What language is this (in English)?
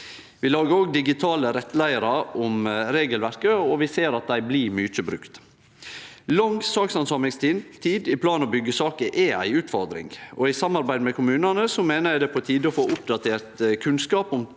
Norwegian